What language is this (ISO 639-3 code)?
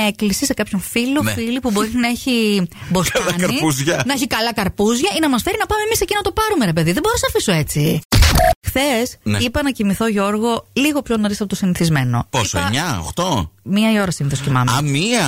ell